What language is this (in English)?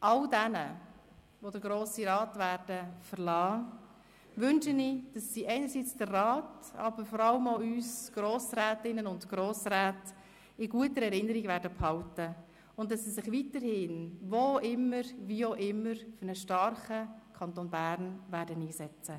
Swiss German